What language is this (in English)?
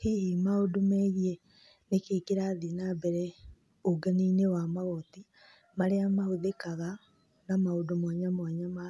Kikuyu